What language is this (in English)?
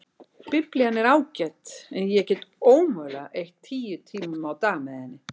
Icelandic